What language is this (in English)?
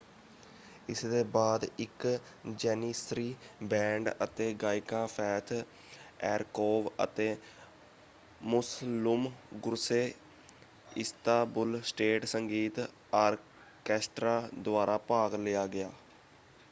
Punjabi